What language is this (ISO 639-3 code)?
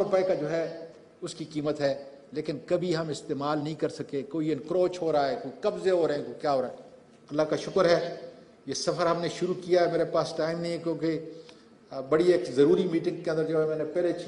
hin